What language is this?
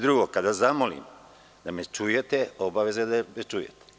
Serbian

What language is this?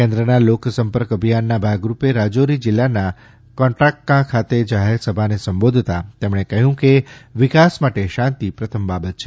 Gujarati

